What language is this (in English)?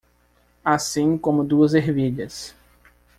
Portuguese